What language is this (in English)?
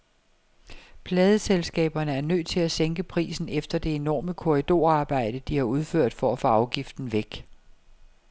Danish